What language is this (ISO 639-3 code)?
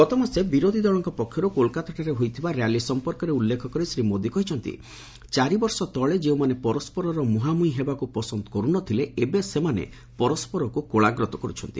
ori